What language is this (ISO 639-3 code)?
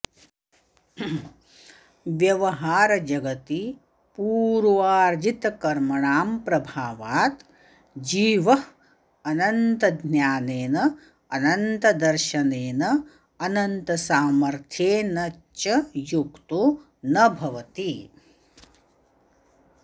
san